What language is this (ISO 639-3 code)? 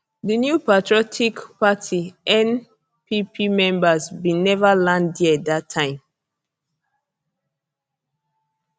pcm